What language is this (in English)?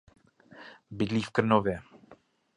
Czech